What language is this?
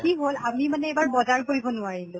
Assamese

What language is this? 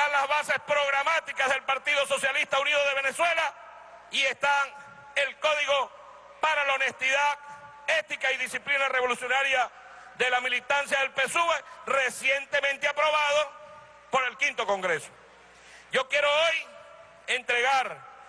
Spanish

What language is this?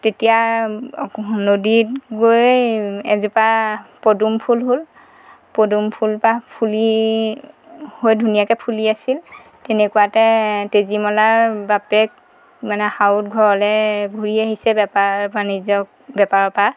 Assamese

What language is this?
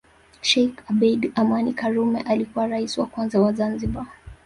Swahili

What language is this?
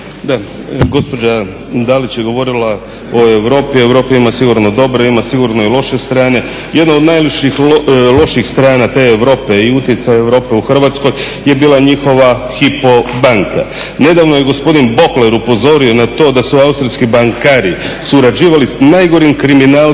Croatian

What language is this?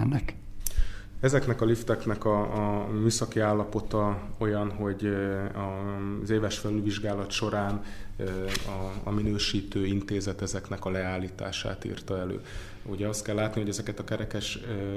Hungarian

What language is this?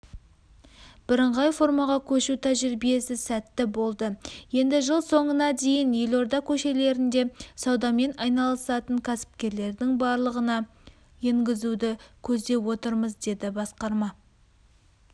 Kazakh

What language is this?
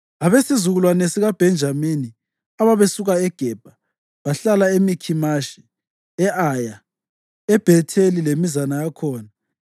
North Ndebele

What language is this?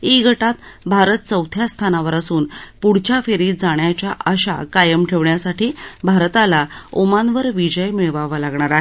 Marathi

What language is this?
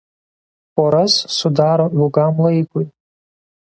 Lithuanian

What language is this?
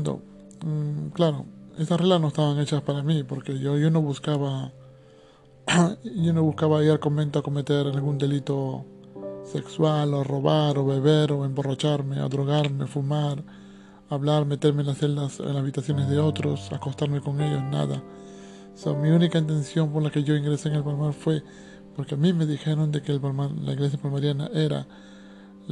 Spanish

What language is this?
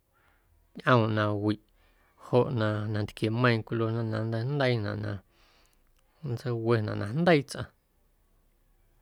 Guerrero Amuzgo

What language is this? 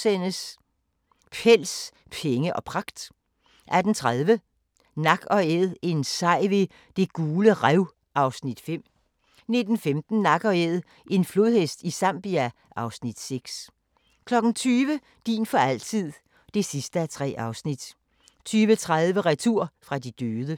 Danish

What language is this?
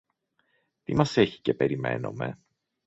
Greek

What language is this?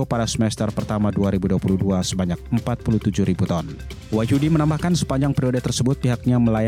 Indonesian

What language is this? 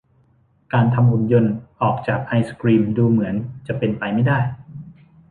Thai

